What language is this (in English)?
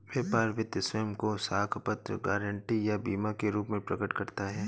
Hindi